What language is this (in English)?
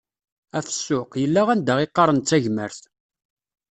Kabyle